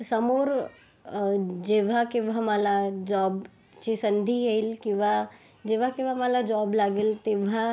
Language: Marathi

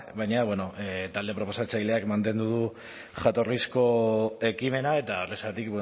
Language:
Basque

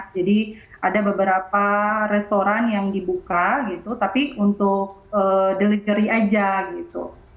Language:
Indonesian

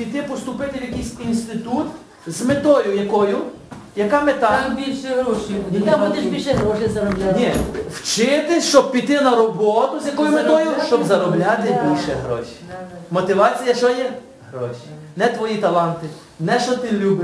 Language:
Ukrainian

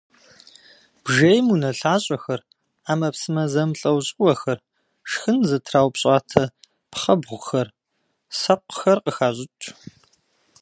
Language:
Kabardian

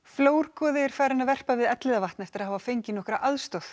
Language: Icelandic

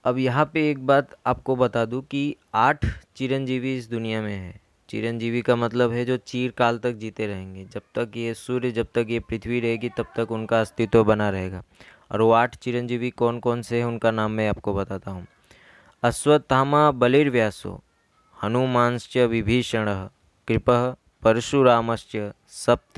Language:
Hindi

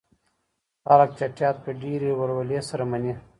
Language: Pashto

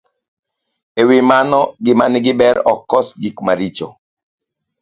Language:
Luo (Kenya and Tanzania)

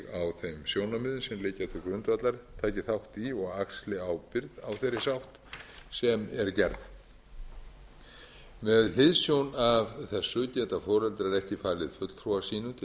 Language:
Icelandic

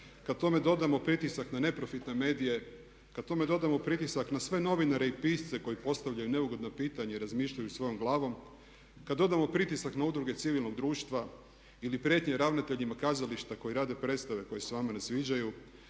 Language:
Croatian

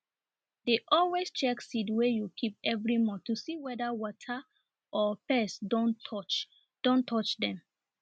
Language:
Nigerian Pidgin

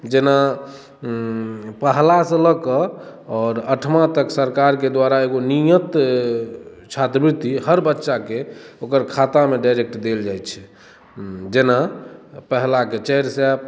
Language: Maithili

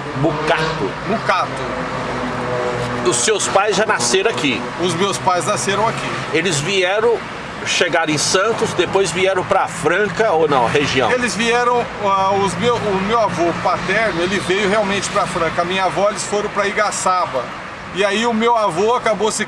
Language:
Portuguese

